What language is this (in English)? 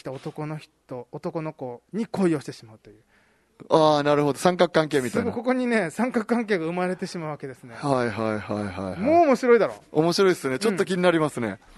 Japanese